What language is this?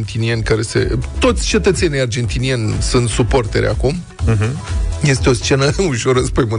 Romanian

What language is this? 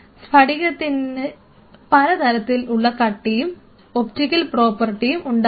Malayalam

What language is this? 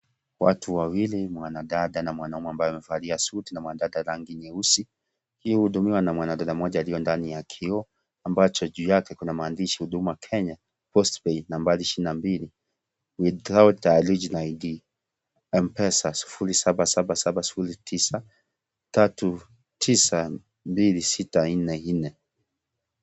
Swahili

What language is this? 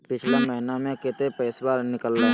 Magahi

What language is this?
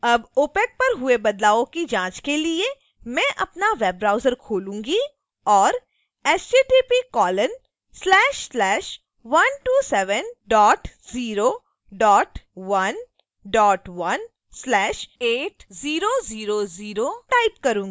Hindi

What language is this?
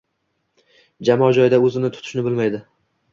Uzbek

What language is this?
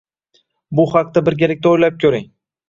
Uzbek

